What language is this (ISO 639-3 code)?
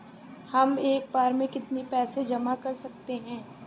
hin